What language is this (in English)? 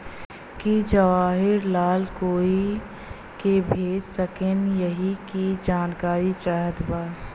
Bhojpuri